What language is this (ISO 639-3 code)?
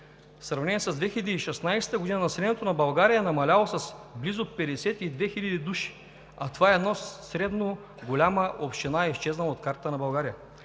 bul